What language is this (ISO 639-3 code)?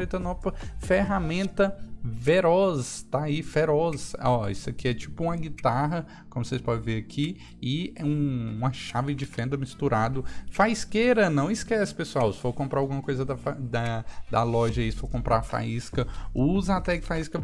por